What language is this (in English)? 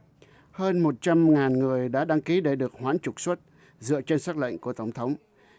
Vietnamese